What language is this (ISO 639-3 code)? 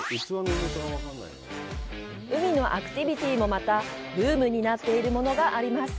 jpn